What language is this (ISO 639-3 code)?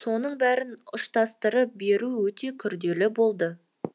kaz